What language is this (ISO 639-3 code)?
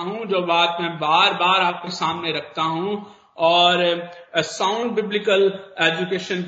hin